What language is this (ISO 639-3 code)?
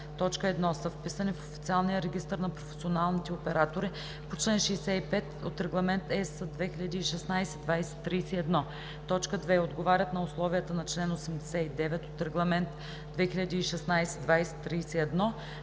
bul